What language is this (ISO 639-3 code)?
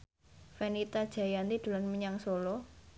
jav